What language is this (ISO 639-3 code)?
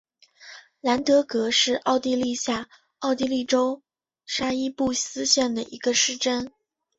zho